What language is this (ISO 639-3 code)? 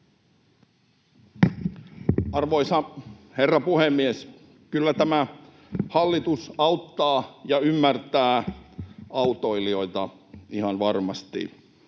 fin